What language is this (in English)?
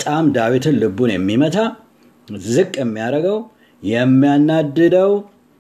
Amharic